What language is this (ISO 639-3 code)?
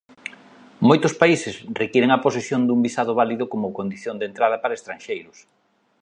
glg